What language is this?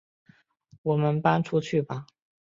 Chinese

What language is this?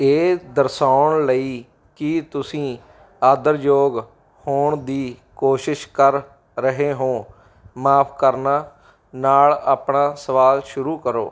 Punjabi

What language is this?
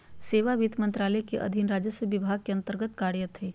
Magahi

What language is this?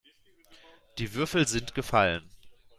German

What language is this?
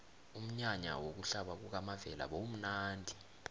South Ndebele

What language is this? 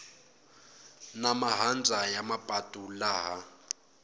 Tsonga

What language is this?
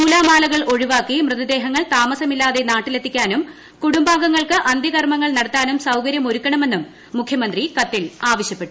Malayalam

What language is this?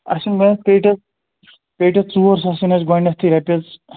Kashmiri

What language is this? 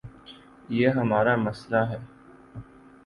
Urdu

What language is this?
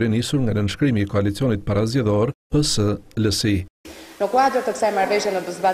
Romanian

